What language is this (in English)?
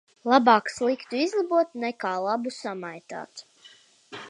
Latvian